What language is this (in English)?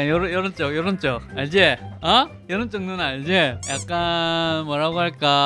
Korean